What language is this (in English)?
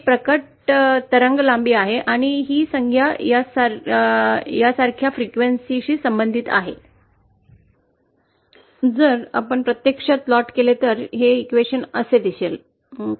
Marathi